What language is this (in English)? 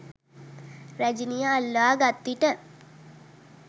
Sinhala